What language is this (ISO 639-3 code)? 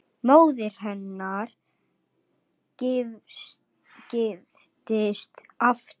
isl